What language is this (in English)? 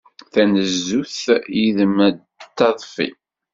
Kabyle